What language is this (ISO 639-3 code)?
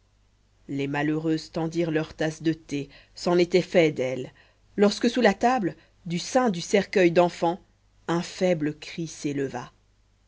fra